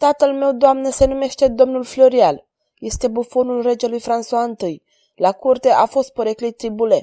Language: Romanian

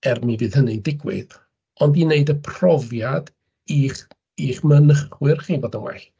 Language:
Welsh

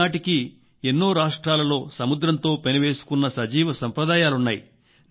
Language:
Telugu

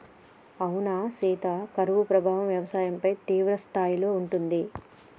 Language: Telugu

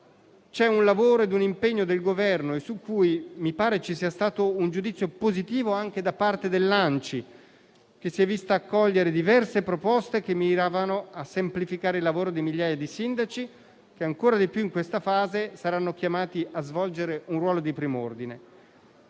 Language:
Italian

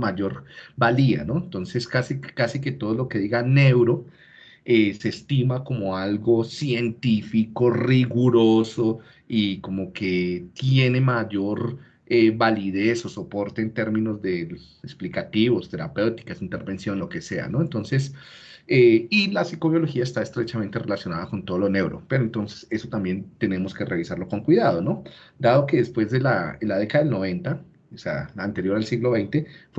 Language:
Spanish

